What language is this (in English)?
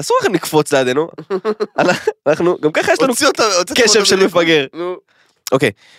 Hebrew